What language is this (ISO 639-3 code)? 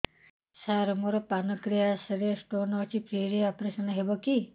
ori